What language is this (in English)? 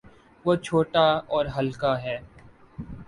Urdu